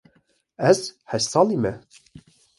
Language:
Kurdish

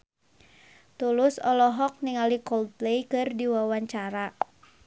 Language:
Sundanese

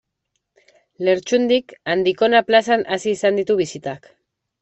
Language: Basque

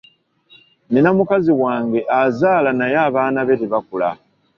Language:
Ganda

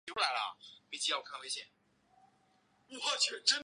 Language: Chinese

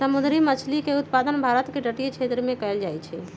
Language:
Magahi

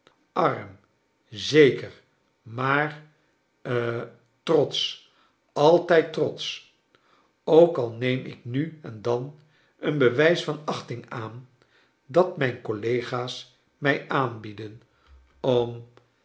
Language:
Dutch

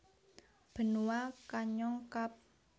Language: Javanese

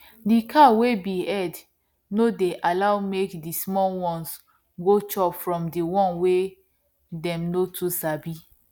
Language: Nigerian Pidgin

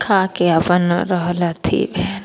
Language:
Maithili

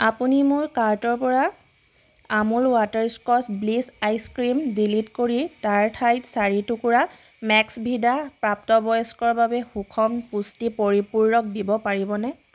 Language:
Assamese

